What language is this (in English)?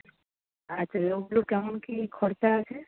Bangla